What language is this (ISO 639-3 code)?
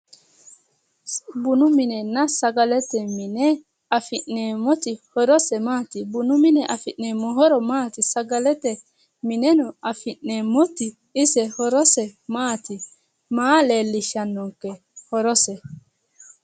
sid